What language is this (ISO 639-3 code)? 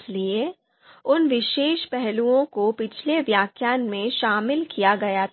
hin